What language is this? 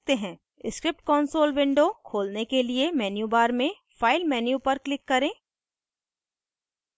Hindi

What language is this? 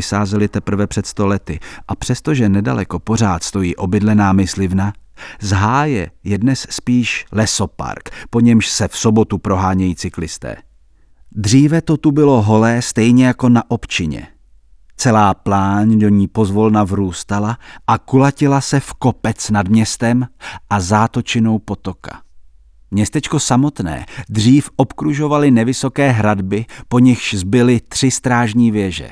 Czech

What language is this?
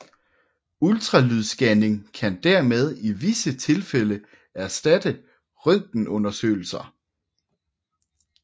Danish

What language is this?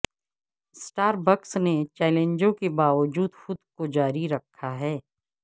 Urdu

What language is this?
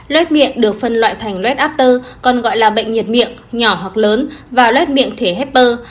Vietnamese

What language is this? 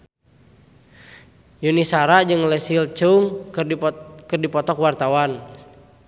Sundanese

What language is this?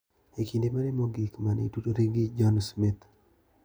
Luo (Kenya and Tanzania)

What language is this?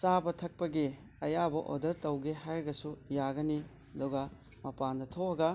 Manipuri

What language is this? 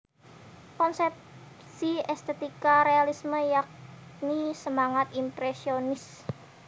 Javanese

